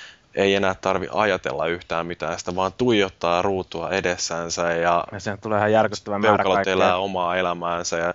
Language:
Finnish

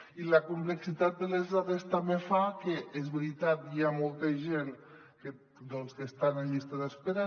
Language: Catalan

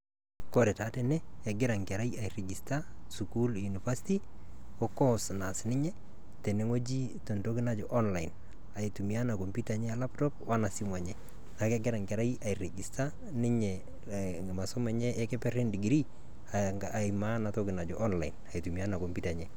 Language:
Masai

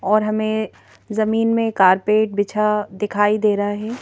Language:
Hindi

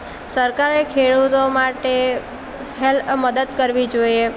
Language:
Gujarati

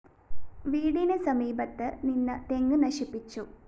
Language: Malayalam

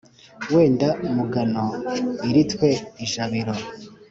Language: Kinyarwanda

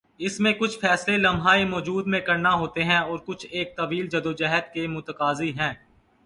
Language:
Urdu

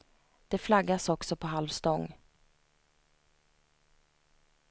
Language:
Swedish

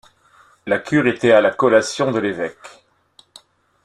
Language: French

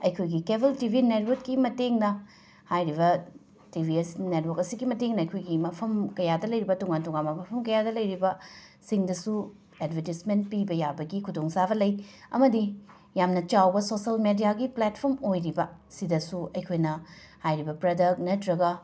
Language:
Manipuri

